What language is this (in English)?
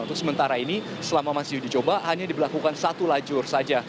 Indonesian